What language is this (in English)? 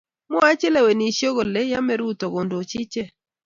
Kalenjin